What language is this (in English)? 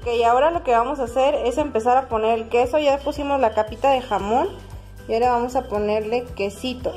Spanish